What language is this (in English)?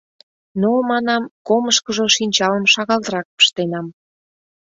Mari